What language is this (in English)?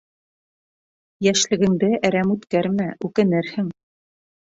Bashkir